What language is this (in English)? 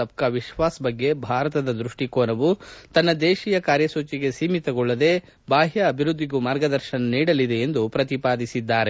Kannada